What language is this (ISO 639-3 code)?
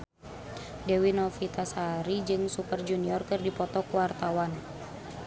sun